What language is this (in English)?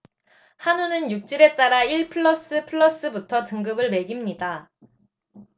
Korean